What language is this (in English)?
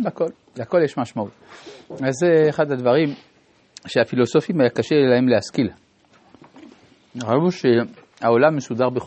Hebrew